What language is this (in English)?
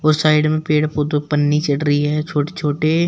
Hindi